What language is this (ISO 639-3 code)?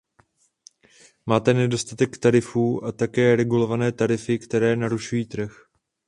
ces